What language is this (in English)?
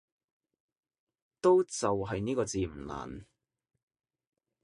Cantonese